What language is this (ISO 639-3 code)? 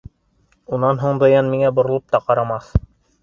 bak